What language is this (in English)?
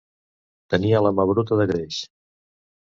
Catalan